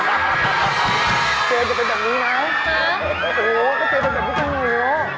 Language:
Thai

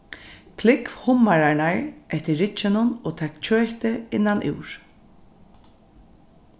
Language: Faroese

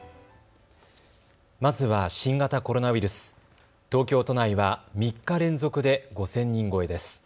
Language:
Japanese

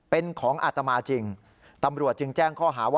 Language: Thai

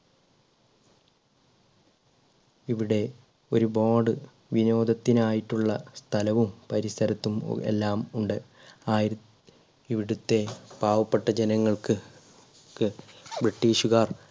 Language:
Malayalam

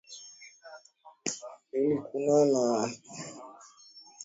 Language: Swahili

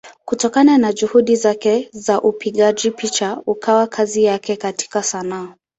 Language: Swahili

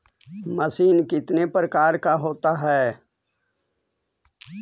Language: Magahi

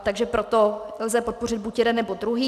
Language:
Czech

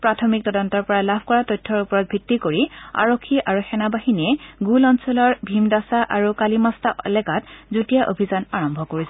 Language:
Assamese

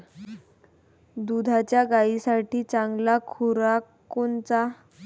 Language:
Marathi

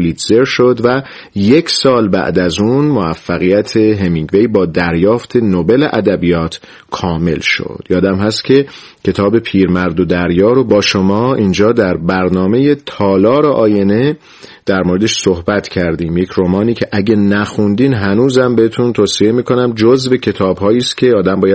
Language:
Persian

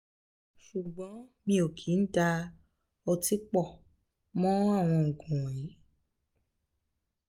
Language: Yoruba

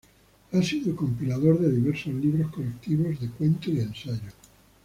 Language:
Spanish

